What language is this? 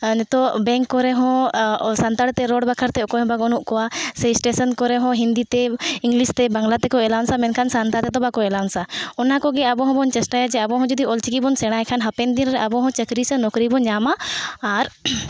Santali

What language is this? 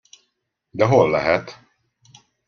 Hungarian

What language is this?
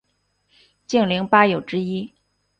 Chinese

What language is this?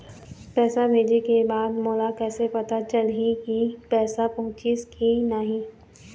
Chhattisgarhi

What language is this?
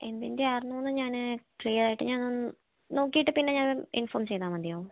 Malayalam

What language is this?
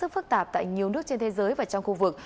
Vietnamese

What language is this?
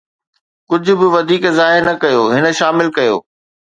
Sindhi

